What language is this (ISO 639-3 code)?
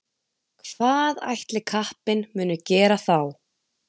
isl